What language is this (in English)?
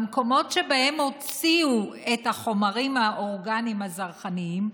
Hebrew